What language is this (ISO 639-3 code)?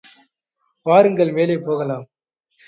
tam